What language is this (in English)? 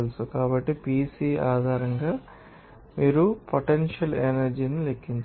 Telugu